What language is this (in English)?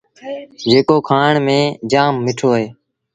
Sindhi Bhil